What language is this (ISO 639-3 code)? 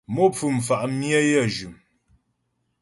bbj